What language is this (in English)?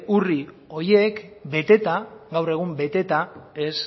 Basque